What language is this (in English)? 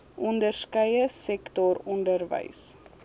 Afrikaans